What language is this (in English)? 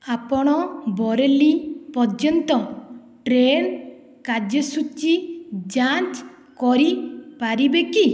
Odia